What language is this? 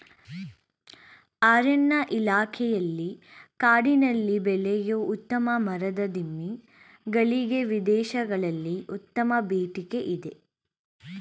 Kannada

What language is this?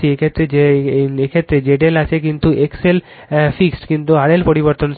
Bangla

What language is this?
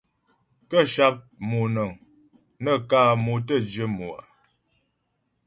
Ghomala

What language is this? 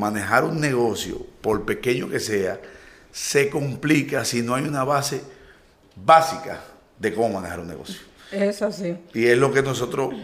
Spanish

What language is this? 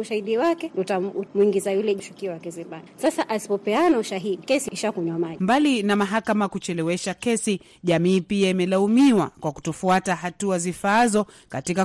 Swahili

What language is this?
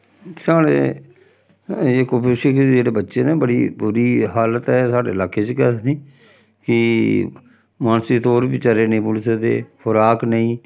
Dogri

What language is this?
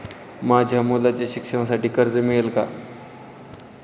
Marathi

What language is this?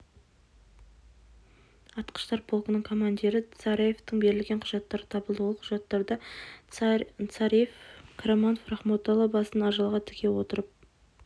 Kazakh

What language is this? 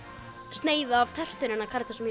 Icelandic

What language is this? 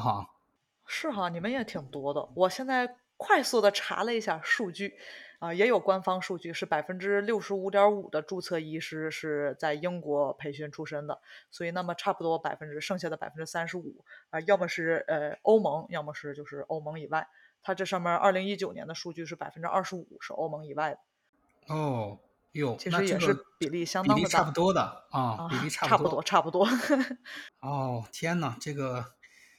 Chinese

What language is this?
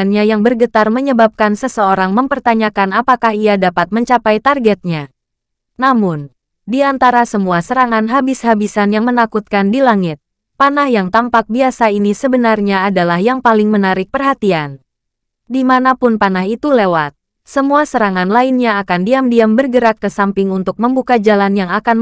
Indonesian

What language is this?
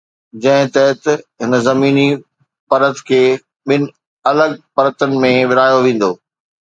Sindhi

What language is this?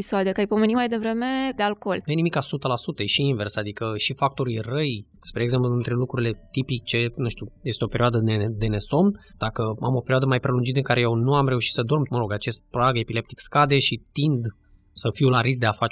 Romanian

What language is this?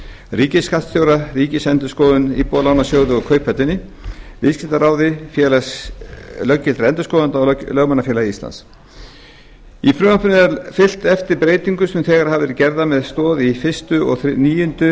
Icelandic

